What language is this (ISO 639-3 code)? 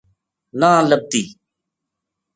gju